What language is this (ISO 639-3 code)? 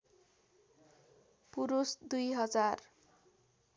nep